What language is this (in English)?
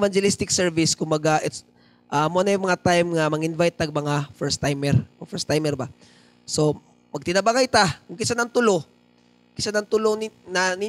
Filipino